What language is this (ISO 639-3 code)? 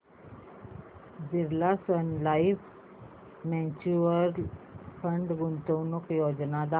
mar